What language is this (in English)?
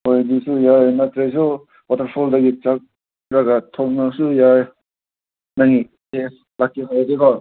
Manipuri